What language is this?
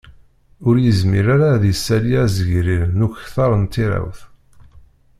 Kabyle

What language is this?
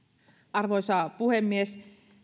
Finnish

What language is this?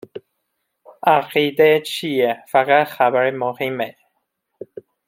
Persian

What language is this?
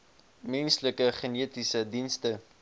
Afrikaans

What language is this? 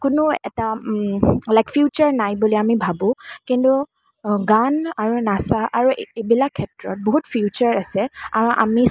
Assamese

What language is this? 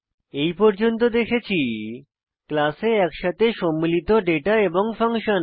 Bangla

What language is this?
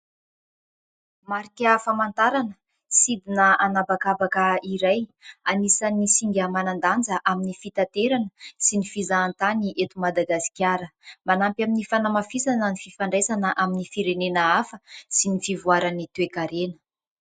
Malagasy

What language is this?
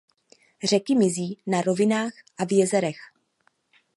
Czech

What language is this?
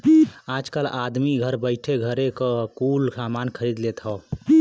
Bhojpuri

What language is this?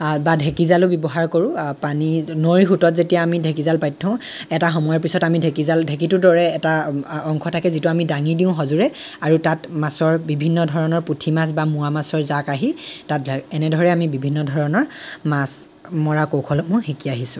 Assamese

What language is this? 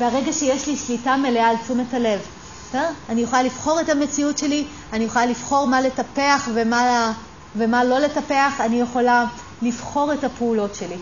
Hebrew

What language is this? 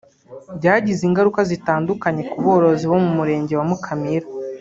Kinyarwanda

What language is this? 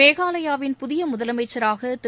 Tamil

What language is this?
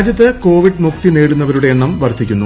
Malayalam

